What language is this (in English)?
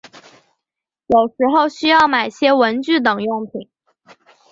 Chinese